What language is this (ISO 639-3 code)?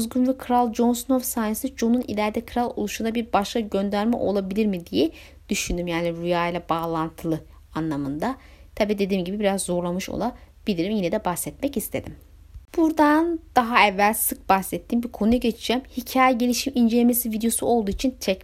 tur